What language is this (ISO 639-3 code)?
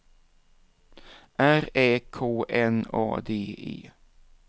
swe